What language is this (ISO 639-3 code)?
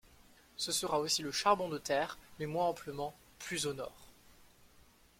fra